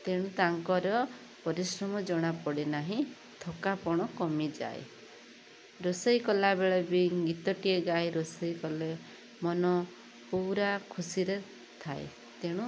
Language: Odia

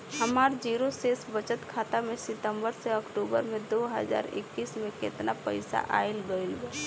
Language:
Bhojpuri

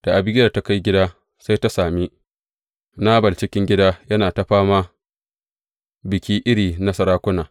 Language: Hausa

